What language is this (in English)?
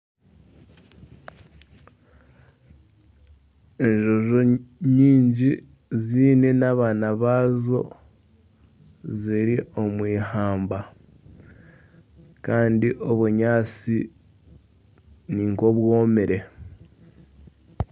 Nyankole